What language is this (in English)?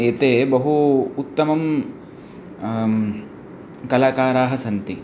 Sanskrit